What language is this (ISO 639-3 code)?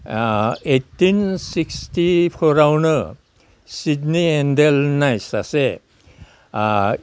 brx